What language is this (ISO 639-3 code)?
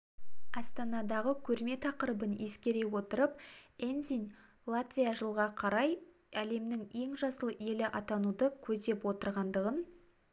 kaz